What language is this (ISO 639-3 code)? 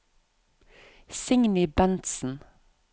nor